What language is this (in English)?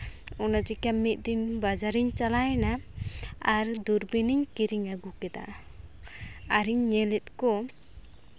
Santali